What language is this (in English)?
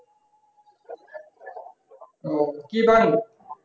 Bangla